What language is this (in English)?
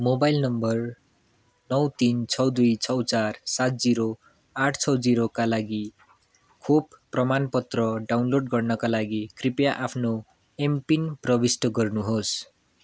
Nepali